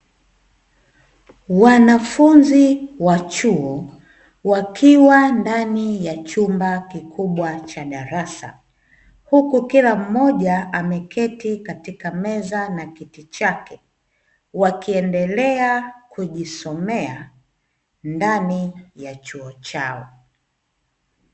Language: Swahili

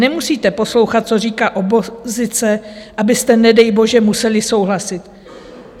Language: Czech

